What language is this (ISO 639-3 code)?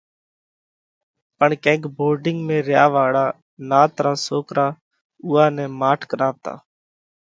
kvx